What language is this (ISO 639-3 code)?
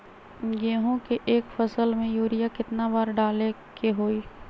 mag